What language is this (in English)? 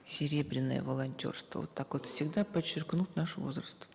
Kazakh